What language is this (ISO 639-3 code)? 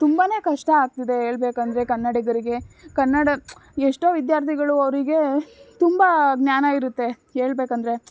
kan